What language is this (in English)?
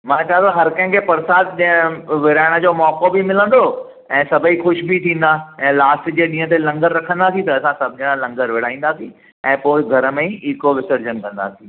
Sindhi